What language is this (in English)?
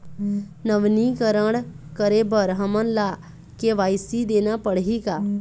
Chhattisgarhi